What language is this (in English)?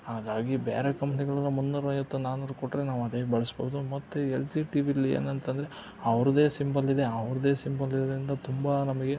Kannada